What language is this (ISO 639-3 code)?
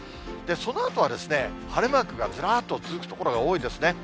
jpn